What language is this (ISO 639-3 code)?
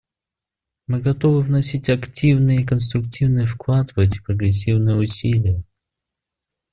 rus